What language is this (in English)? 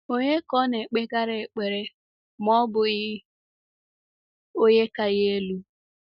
Igbo